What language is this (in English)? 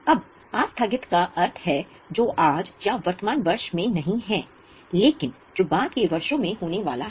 Hindi